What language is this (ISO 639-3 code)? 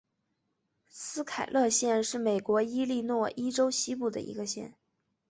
zho